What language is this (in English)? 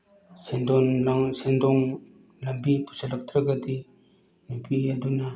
Manipuri